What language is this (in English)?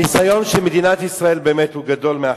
Hebrew